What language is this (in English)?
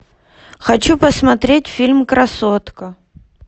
Russian